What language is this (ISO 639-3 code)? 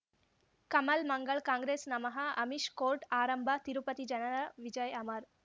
kan